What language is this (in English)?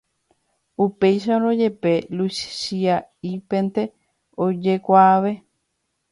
Guarani